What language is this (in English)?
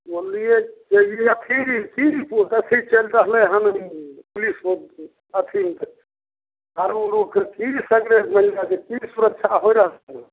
Maithili